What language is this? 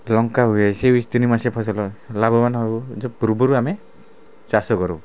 Odia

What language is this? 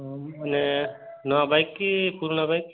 Odia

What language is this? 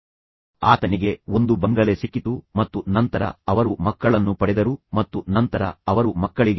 Kannada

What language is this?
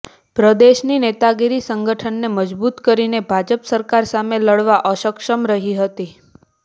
Gujarati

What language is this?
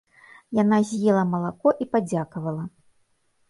Belarusian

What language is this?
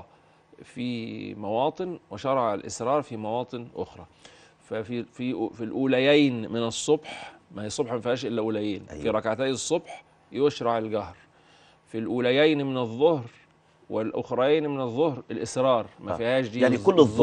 Arabic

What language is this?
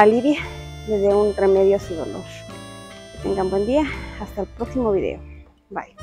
Spanish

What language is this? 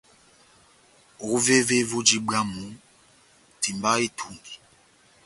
Batanga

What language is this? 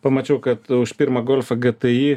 Lithuanian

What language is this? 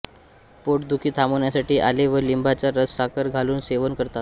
Marathi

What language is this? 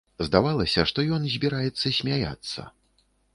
Belarusian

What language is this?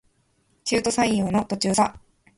Japanese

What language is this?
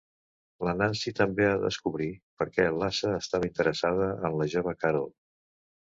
Catalan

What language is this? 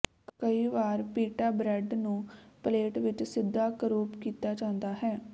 Punjabi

